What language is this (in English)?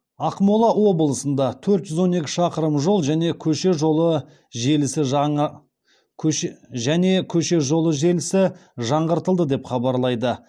Kazakh